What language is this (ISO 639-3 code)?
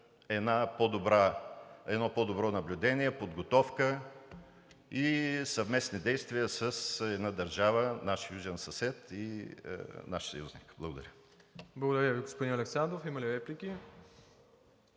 bul